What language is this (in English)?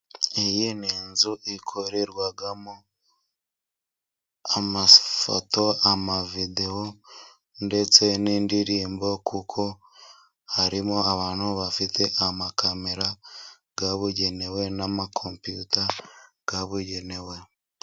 Kinyarwanda